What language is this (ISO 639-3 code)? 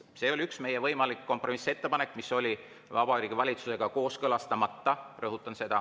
est